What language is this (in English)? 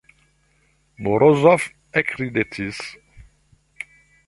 Esperanto